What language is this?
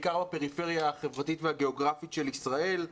Hebrew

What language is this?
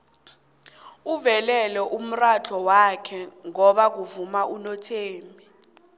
South Ndebele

